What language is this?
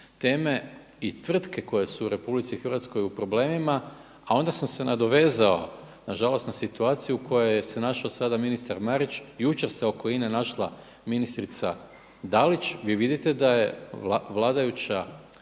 Croatian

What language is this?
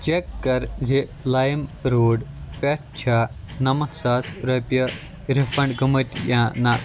Kashmiri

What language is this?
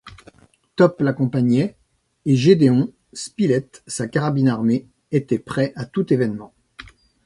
French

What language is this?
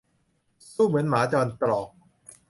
Thai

